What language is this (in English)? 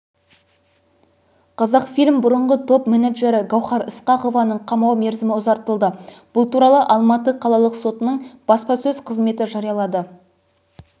Kazakh